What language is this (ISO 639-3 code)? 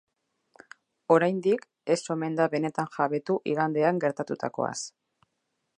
eus